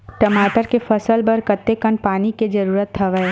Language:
Chhattisgarhi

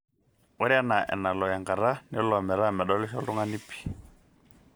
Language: Masai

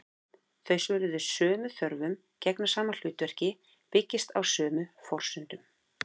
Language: Icelandic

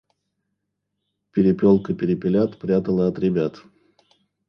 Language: Russian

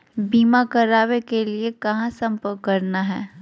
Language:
Magahi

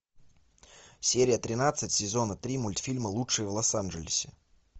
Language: Russian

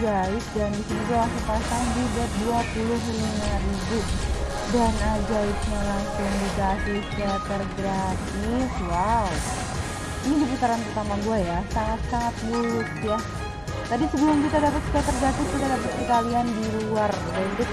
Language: Indonesian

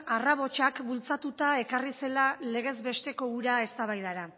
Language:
Basque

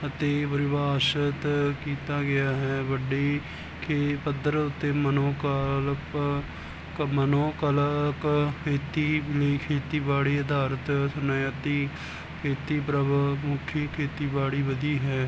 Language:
Punjabi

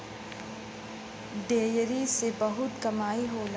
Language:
Bhojpuri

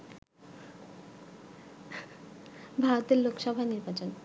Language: Bangla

